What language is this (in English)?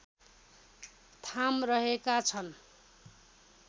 Nepali